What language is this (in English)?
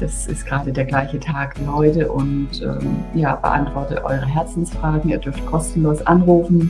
German